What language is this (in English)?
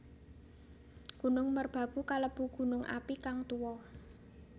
Javanese